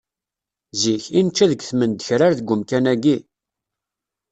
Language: Kabyle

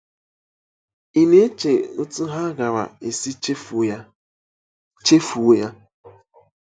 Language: Igbo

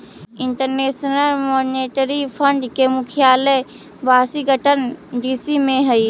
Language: Magahi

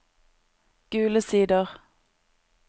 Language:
Norwegian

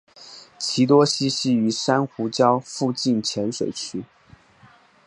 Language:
Chinese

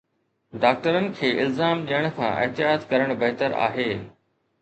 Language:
Sindhi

